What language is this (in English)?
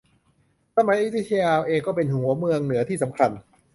Thai